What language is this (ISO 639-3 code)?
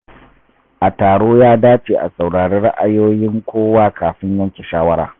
hau